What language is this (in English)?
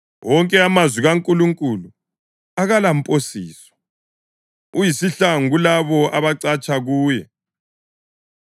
North Ndebele